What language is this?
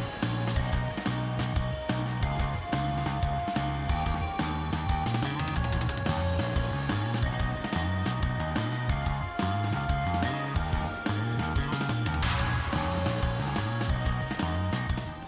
Japanese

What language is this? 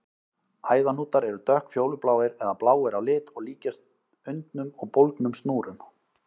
Icelandic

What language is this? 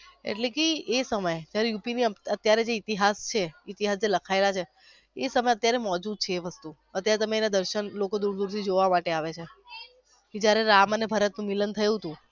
Gujarati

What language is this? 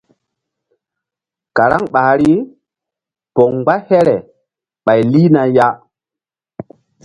Mbum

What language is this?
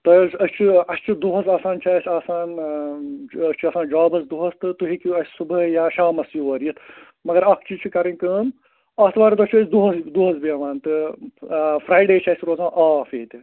Kashmiri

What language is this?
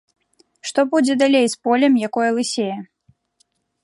Belarusian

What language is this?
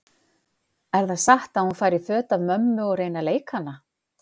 Icelandic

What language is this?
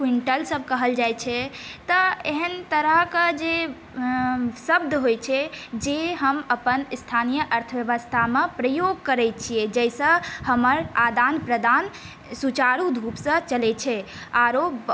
Maithili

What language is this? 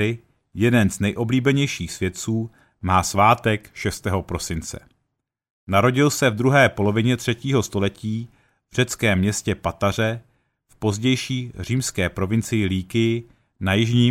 Czech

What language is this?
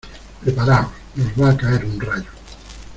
Spanish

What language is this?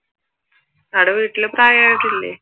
Malayalam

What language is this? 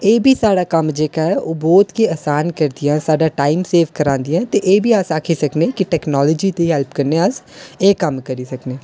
Dogri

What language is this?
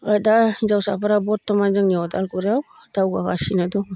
Bodo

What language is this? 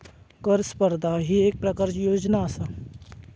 Marathi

